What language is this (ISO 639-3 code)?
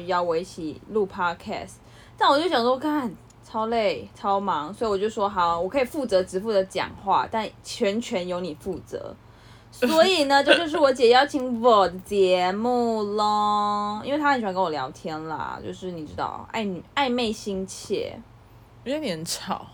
zho